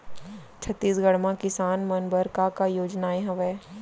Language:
Chhattisgarhi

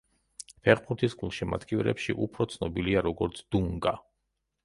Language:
Georgian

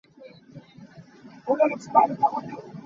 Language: Hakha Chin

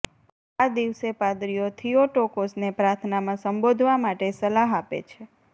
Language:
Gujarati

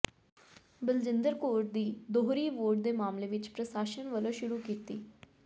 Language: Punjabi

